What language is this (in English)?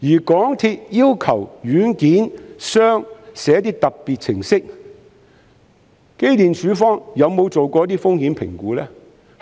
Cantonese